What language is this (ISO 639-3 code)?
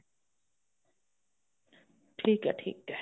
pan